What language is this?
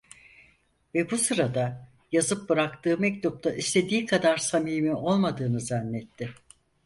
Turkish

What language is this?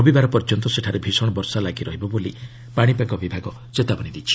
Odia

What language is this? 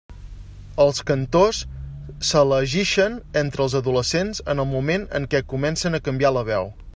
Catalan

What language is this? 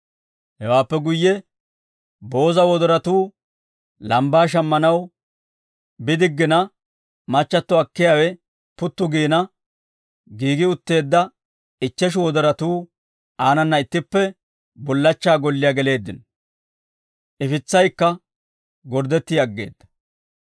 Dawro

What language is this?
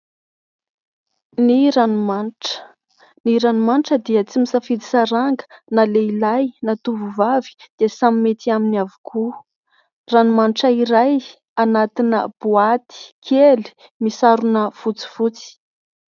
Malagasy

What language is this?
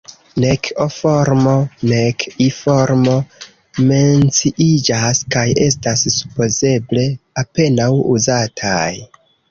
Esperanto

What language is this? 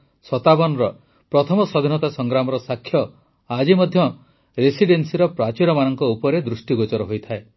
Odia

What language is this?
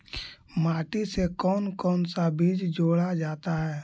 Magahi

